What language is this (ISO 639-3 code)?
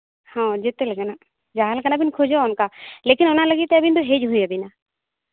sat